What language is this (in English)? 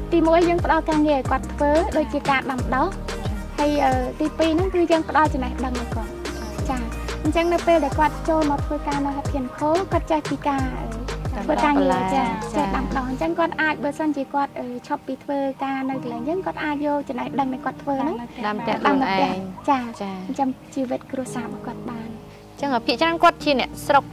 Thai